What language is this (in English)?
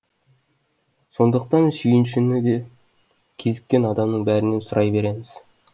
Kazakh